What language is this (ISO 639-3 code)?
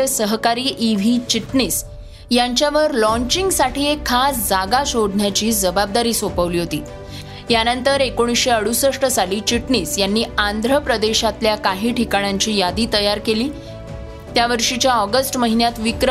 mar